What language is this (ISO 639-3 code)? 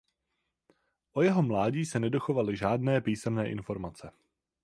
ces